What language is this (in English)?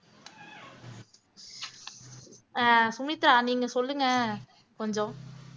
Tamil